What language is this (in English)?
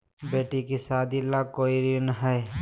Magahi